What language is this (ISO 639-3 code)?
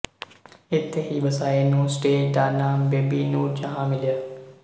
pan